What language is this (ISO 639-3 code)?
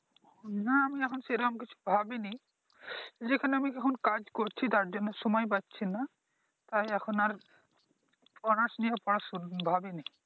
ben